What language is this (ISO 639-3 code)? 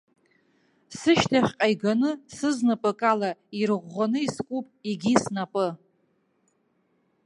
abk